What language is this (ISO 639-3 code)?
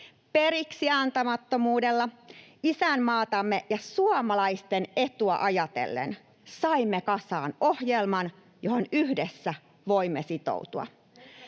fin